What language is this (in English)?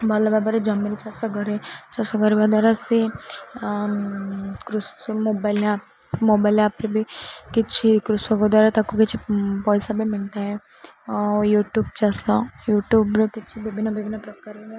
Odia